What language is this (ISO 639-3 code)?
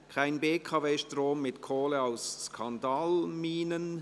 gsw